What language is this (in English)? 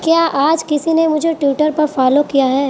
Urdu